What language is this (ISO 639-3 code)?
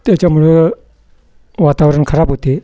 mar